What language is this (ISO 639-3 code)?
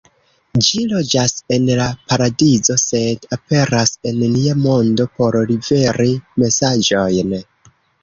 epo